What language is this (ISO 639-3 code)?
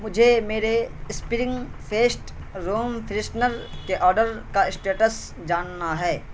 urd